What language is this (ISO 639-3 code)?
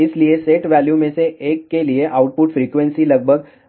hin